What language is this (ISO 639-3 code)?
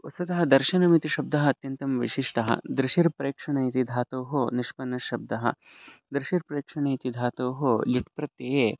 san